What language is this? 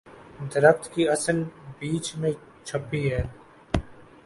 Urdu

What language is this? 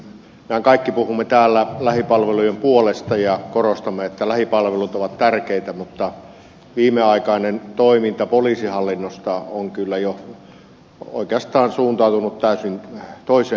Finnish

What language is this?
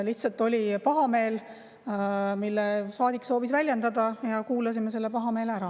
Estonian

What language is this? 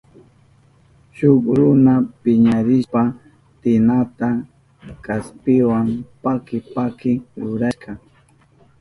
Southern Pastaza Quechua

